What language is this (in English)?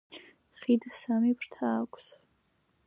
Georgian